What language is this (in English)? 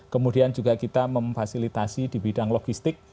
Indonesian